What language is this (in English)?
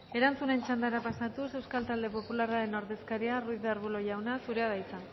Basque